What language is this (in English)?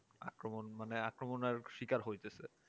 Bangla